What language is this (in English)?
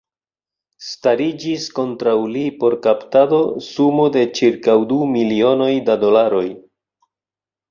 Esperanto